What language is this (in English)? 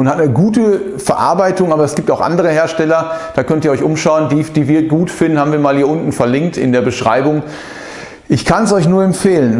German